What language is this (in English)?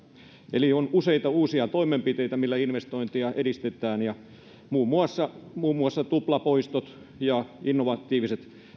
Finnish